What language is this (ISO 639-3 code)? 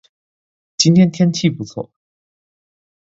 zho